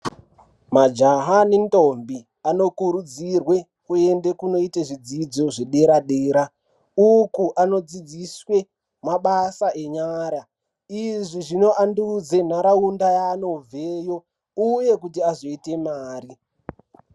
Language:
Ndau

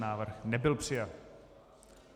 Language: Czech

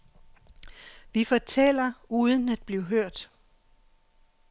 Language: Danish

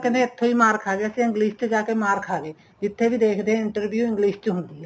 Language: Punjabi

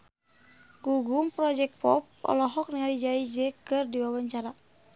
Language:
Sundanese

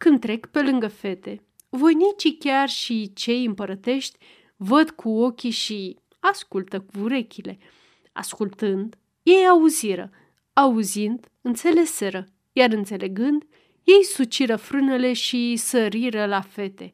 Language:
Romanian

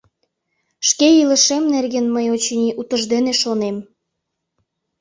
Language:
Mari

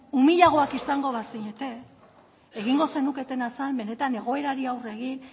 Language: Basque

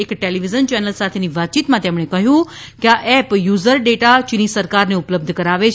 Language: Gujarati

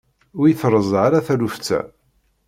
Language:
Kabyle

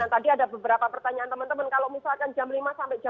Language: Indonesian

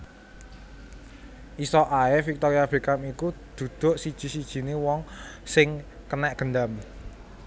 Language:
Javanese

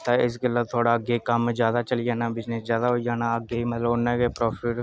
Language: Dogri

